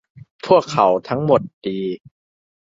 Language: Thai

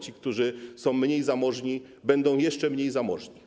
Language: Polish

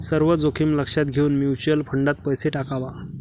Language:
Marathi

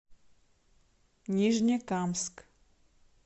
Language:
Russian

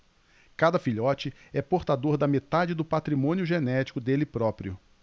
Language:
Portuguese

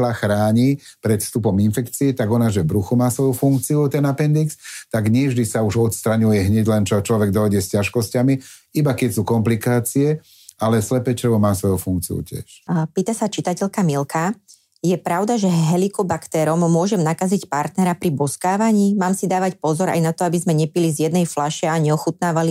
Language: Slovak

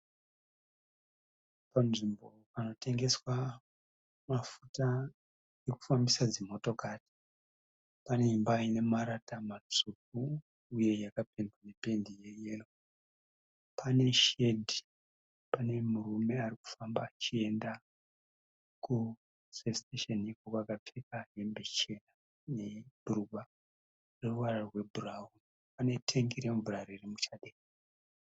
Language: Shona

